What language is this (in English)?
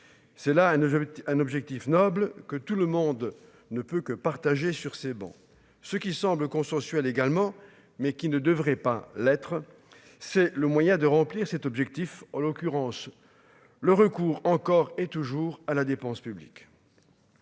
French